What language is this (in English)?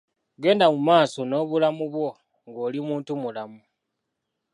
Ganda